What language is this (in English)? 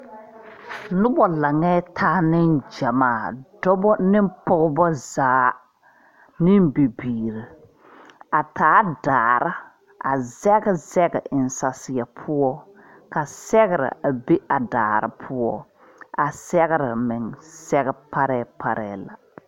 Southern Dagaare